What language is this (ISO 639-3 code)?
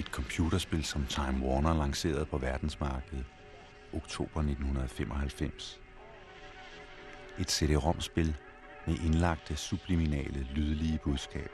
dan